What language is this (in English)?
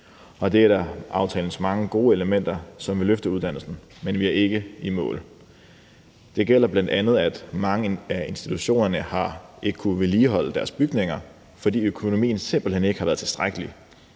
Danish